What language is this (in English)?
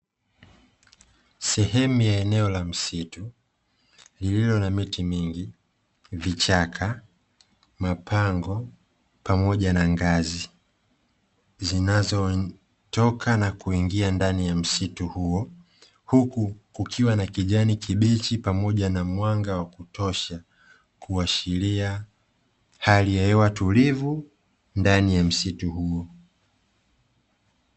Swahili